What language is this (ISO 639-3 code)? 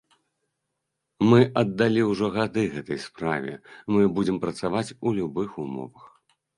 bel